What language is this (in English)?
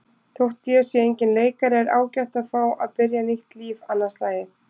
Icelandic